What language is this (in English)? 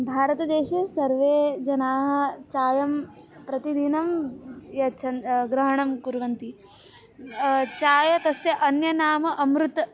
Sanskrit